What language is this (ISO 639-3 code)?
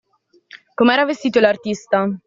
ita